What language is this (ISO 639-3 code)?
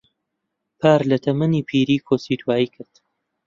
ckb